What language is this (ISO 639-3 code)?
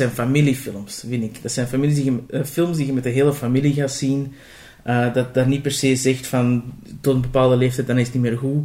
nld